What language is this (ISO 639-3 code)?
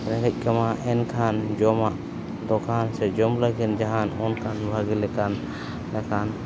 sat